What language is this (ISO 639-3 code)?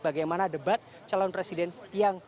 ind